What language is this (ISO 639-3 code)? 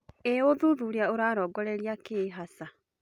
kik